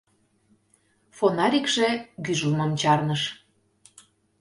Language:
Mari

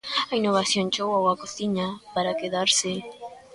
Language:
Galician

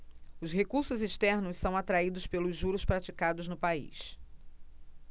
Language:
Portuguese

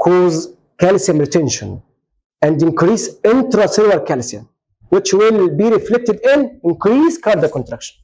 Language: Arabic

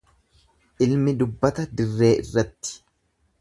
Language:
Oromo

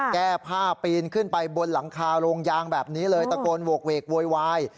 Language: Thai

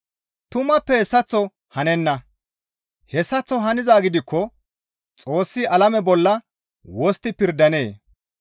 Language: Gamo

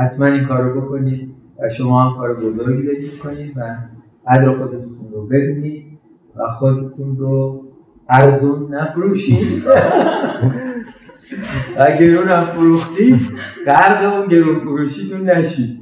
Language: Persian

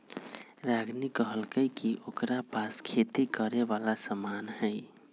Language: Magahi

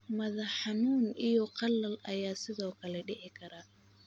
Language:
Somali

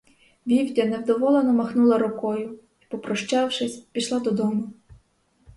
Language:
Ukrainian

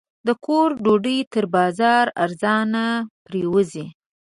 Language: Pashto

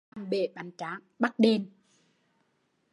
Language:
Vietnamese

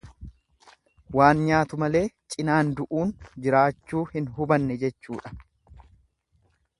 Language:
Oromo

